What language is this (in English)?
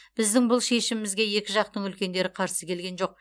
Kazakh